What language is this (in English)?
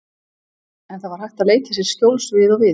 Icelandic